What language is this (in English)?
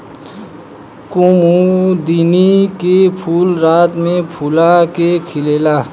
Bhojpuri